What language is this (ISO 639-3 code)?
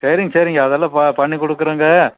tam